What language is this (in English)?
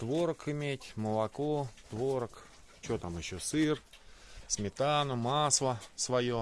Russian